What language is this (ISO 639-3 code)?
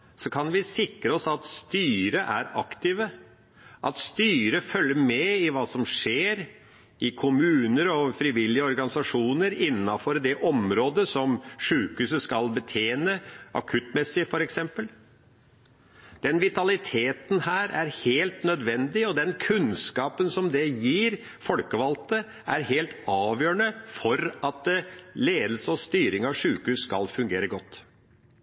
nob